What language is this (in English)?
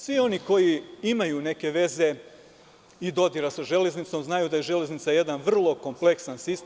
Serbian